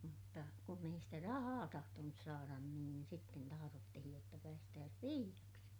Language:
Finnish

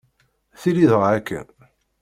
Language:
Kabyle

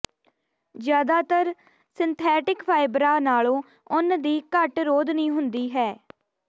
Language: Punjabi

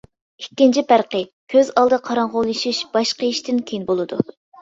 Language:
Uyghur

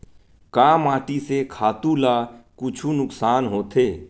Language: Chhattisgarhi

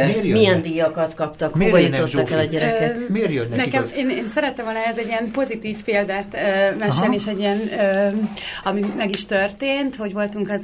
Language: Hungarian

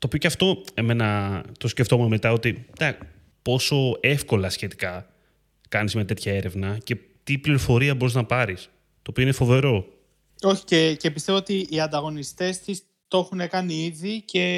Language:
Greek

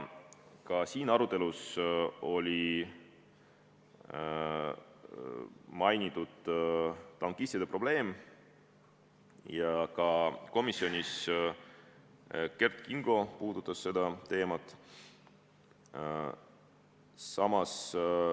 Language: Estonian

